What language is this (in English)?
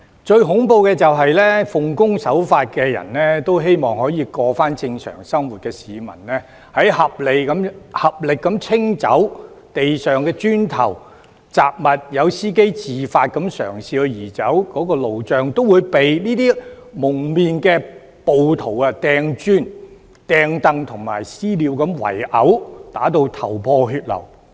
Cantonese